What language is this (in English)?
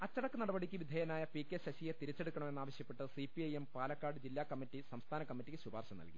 Malayalam